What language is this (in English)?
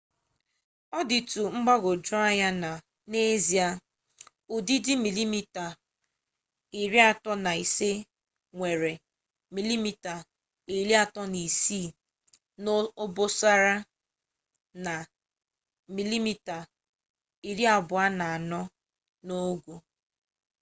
Igbo